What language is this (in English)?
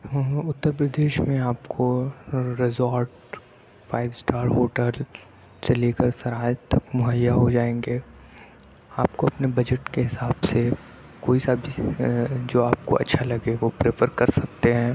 Urdu